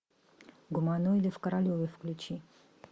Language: Russian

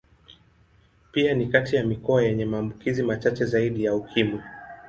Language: Swahili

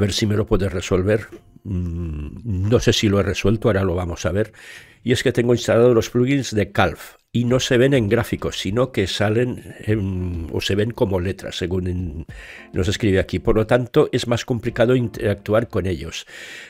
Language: Spanish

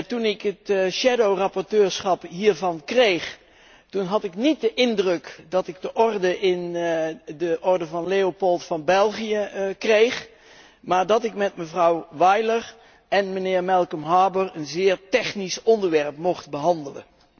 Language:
Dutch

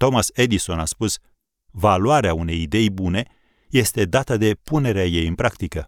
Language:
Romanian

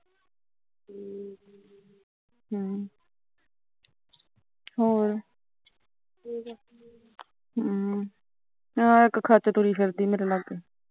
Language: Punjabi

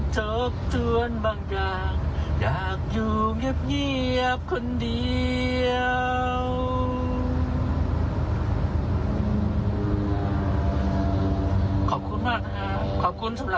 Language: Thai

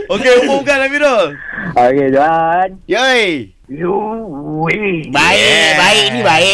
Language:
Malay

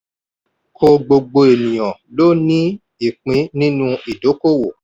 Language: Yoruba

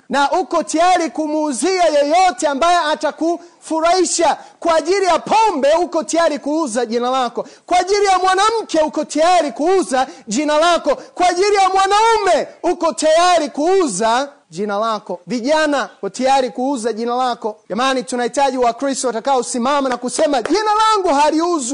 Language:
Swahili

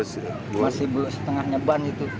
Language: Indonesian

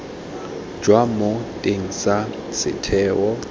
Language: Tswana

